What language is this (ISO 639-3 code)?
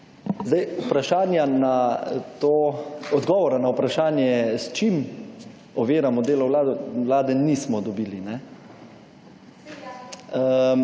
slv